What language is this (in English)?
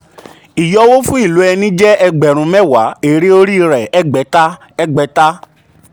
Yoruba